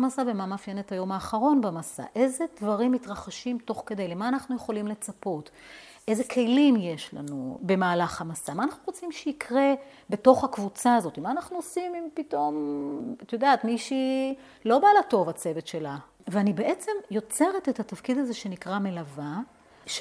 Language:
Hebrew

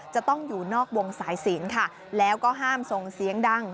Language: Thai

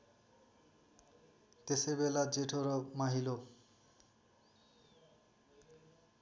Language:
Nepali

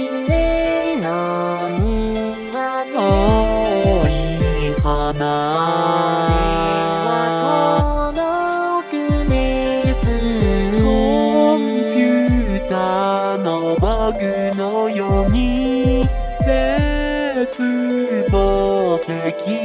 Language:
Vietnamese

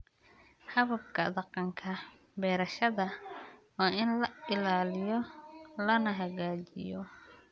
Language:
Somali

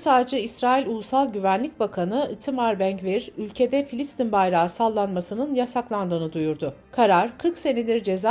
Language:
Turkish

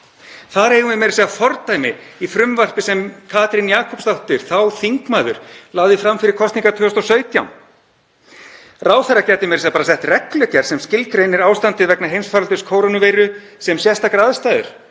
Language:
Icelandic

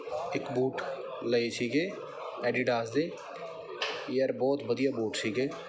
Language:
Punjabi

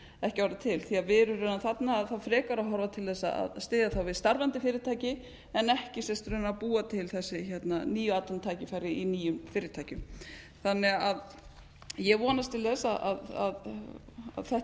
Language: Icelandic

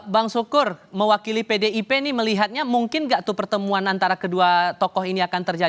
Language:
Indonesian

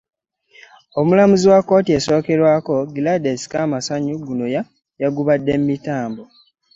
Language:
Ganda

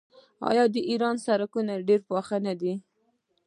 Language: Pashto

